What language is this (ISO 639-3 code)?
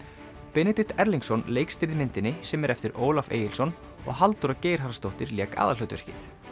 isl